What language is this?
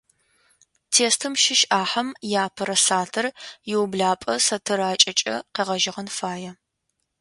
Adyghe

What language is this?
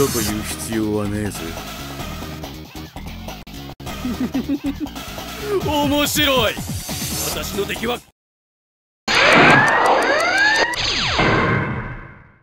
Japanese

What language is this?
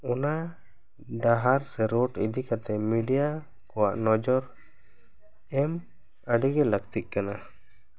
Santali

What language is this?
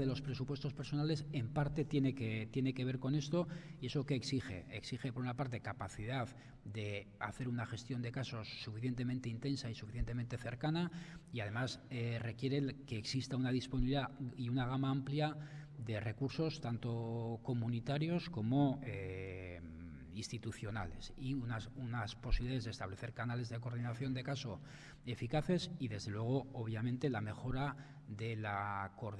Spanish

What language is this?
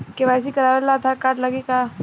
Bhojpuri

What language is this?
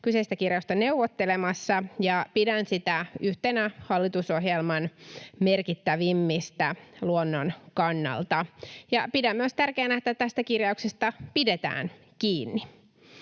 Finnish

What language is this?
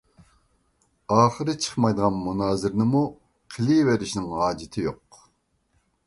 Uyghur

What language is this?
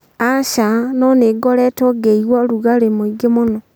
Kikuyu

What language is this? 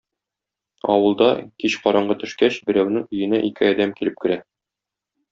Tatar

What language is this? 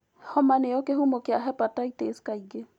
Kikuyu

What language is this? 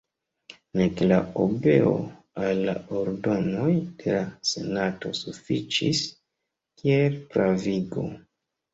Esperanto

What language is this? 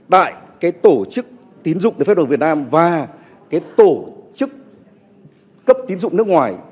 Vietnamese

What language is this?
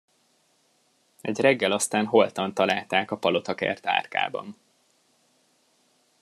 Hungarian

